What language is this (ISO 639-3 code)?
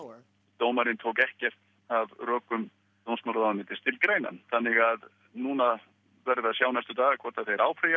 isl